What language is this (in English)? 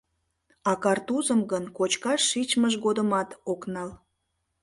Mari